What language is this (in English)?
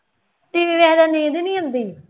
Punjabi